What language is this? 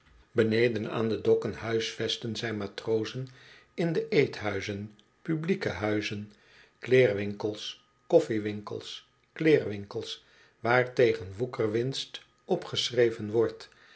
Dutch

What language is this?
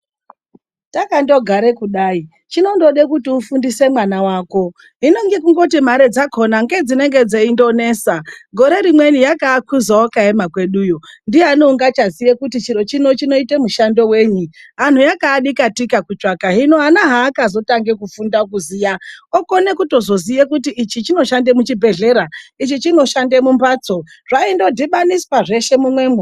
Ndau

